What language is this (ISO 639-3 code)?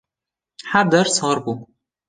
kur